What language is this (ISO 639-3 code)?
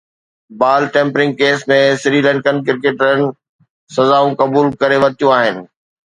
snd